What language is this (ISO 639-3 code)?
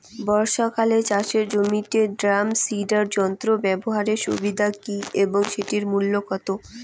ben